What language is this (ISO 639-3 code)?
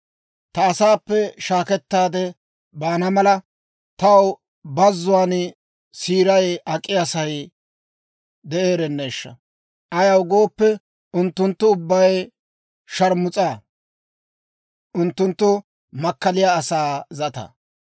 dwr